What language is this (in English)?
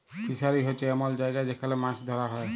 Bangla